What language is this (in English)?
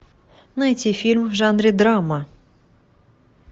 Russian